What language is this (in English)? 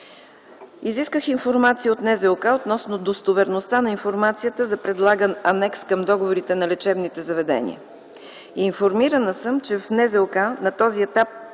Bulgarian